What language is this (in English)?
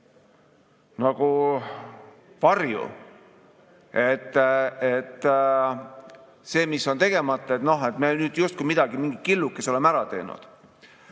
Estonian